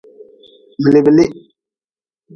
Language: Nawdm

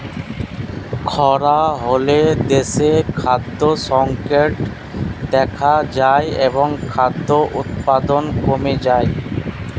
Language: Bangla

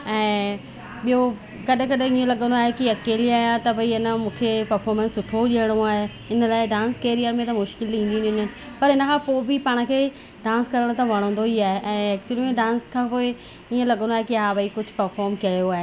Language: Sindhi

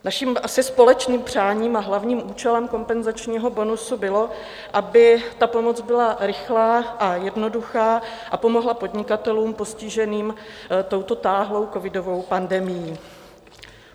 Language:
Czech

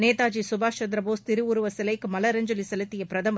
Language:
Tamil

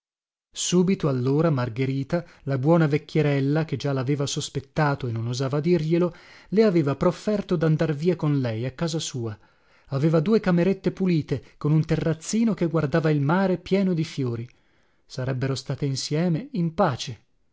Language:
Italian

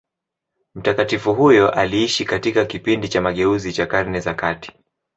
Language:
Swahili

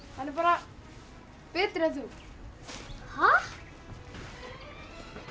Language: Icelandic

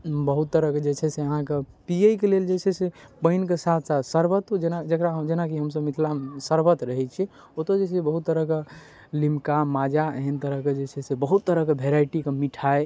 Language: Maithili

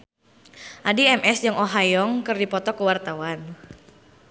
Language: Sundanese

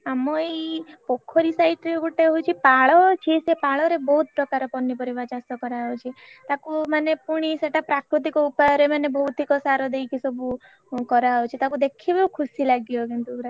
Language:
Odia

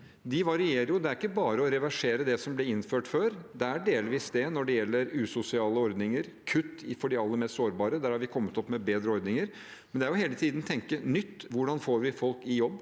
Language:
Norwegian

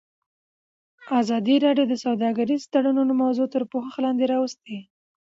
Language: Pashto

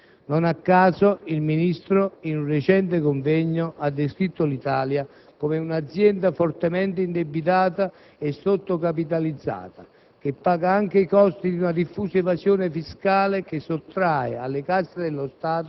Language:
Italian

